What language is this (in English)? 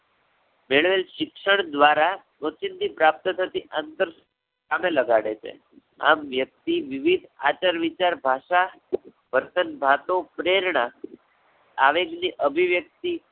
Gujarati